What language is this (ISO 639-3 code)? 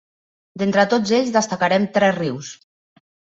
cat